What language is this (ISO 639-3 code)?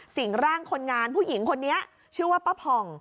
tha